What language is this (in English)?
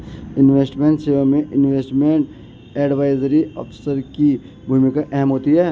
Hindi